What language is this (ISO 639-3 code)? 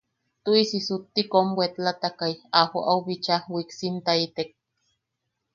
yaq